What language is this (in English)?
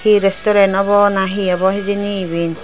Chakma